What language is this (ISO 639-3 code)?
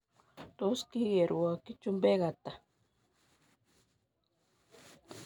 kln